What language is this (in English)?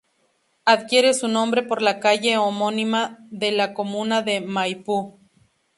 Spanish